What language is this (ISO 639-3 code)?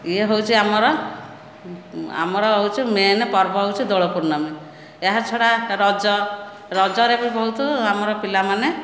ori